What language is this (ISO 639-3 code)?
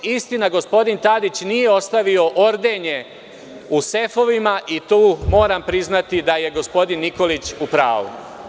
srp